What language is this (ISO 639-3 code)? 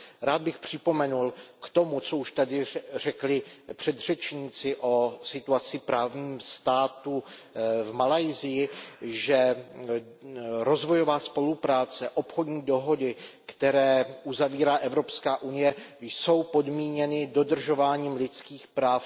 ces